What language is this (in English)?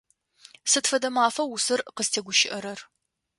Adyghe